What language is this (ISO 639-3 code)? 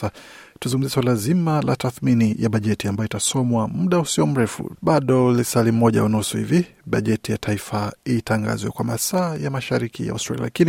swa